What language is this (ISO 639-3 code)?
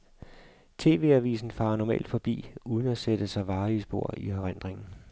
dan